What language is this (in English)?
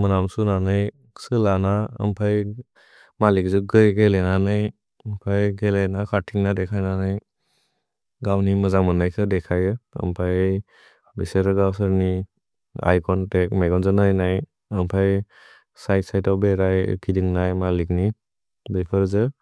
Bodo